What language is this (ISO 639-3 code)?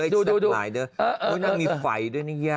tha